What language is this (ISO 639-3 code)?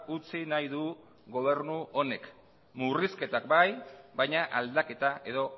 eus